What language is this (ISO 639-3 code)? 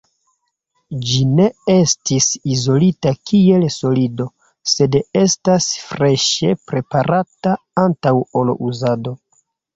epo